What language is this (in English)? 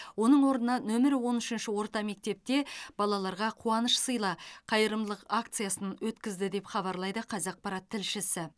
Kazakh